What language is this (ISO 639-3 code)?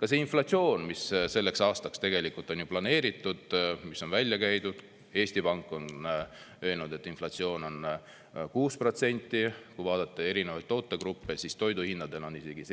est